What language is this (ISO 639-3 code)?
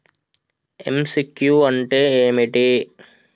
tel